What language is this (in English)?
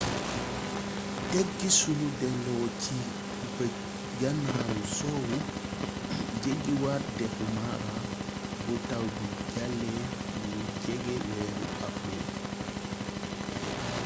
Wolof